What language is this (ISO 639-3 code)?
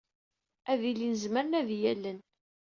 kab